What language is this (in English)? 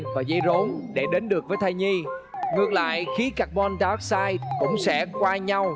Vietnamese